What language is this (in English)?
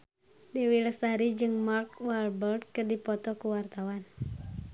Sundanese